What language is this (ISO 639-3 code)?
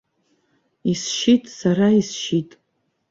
abk